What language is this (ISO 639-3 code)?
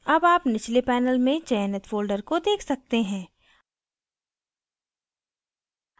hin